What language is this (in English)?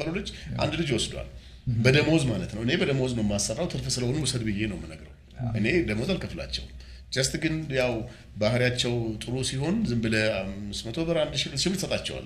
Amharic